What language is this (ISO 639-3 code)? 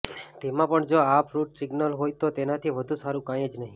guj